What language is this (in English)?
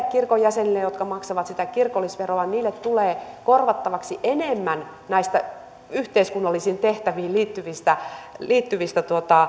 Finnish